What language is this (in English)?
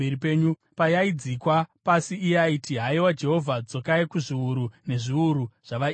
Shona